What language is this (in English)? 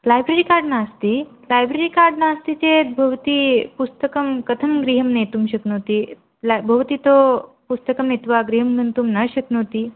Sanskrit